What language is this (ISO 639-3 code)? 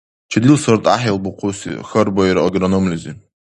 dar